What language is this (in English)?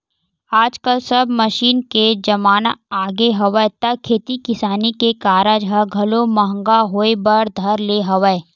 Chhattisgarhi